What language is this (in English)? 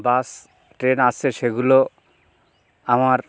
Bangla